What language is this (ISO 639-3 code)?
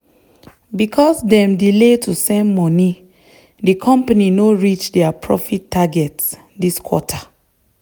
pcm